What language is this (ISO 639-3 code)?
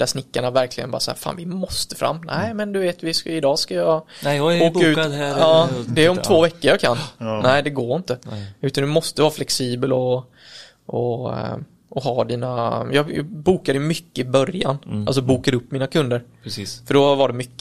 swe